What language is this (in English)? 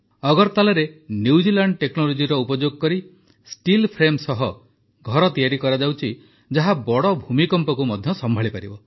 Odia